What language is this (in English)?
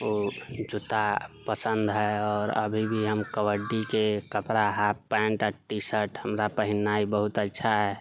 Maithili